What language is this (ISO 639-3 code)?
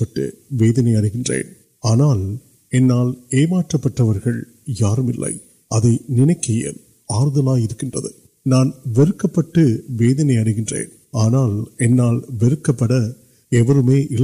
urd